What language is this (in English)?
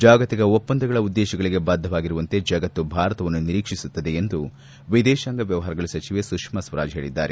Kannada